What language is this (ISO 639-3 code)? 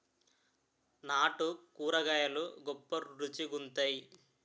tel